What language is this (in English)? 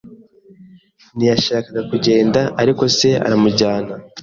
Kinyarwanda